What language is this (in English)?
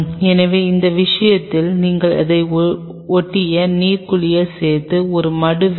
Tamil